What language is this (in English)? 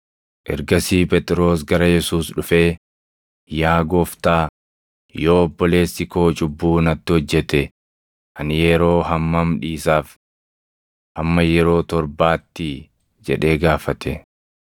Oromo